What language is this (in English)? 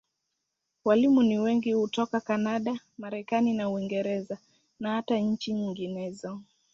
Swahili